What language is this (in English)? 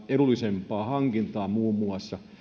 Finnish